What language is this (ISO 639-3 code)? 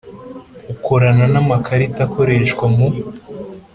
kin